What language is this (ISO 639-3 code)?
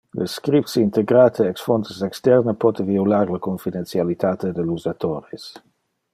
ina